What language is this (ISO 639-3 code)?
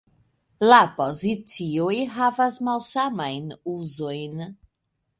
epo